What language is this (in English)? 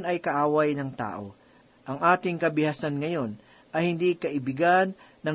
Filipino